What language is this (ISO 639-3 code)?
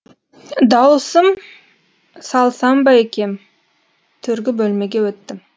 kaz